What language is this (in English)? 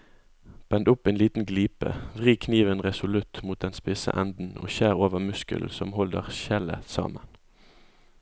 Norwegian